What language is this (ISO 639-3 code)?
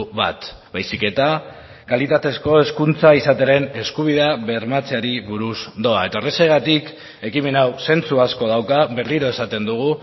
eus